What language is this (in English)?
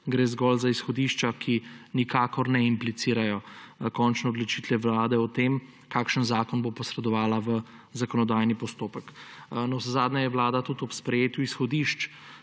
Slovenian